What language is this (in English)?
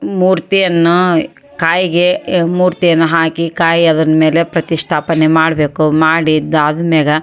Kannada